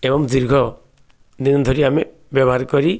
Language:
Odia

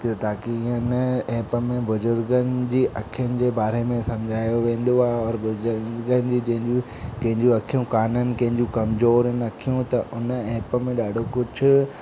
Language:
Sindhi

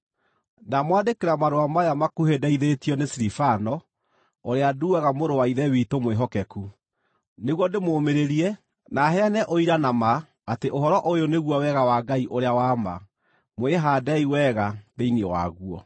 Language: Kikuyu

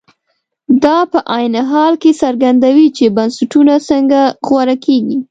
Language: Pashto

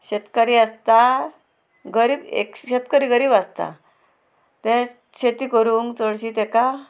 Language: Konkani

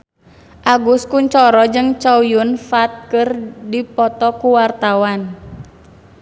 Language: Sundanese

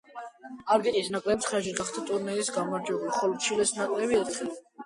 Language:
Georgian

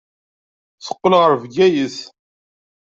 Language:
Kabyle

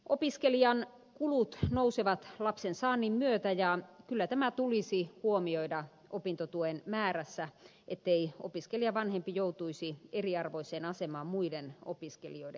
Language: Finnish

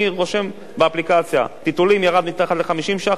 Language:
Hebrew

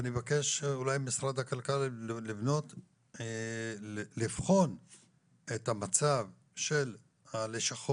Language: Hebrew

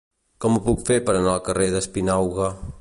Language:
Catalan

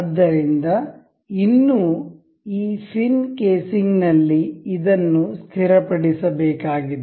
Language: Kannada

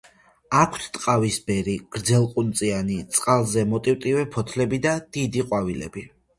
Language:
Georgian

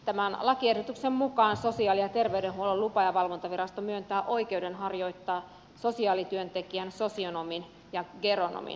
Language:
Finnish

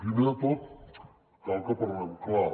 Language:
Catalan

